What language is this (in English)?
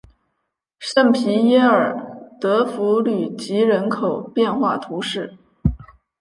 Chinese